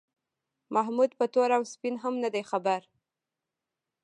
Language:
Pashto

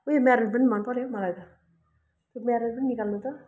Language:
Nepali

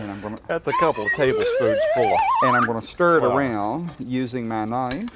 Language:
English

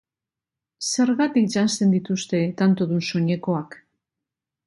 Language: Basque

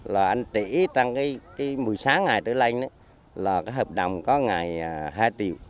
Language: Vietnamese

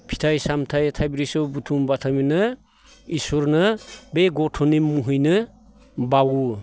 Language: Bodo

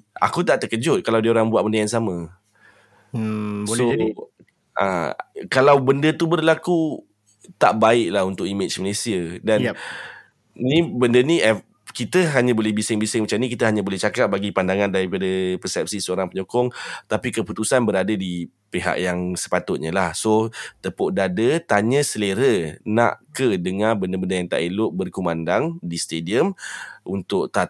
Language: Malay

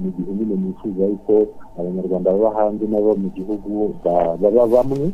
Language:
Swahili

